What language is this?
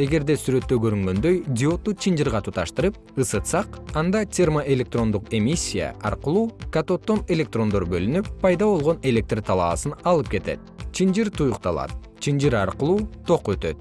Kyrgyz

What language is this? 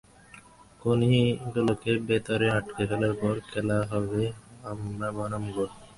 Bangla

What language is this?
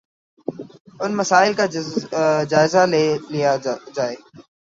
Urdu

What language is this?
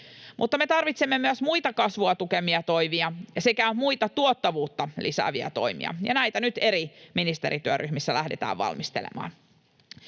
Finnish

